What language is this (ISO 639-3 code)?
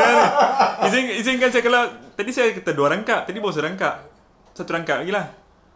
msa